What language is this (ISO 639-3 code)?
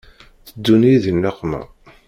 kab